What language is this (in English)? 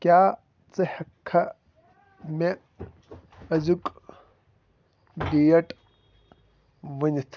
Kashmiri